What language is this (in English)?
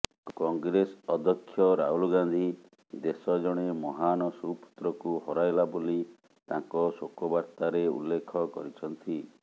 Odia